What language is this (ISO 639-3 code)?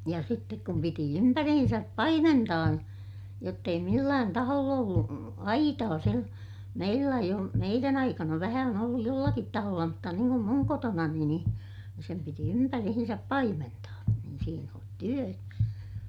fin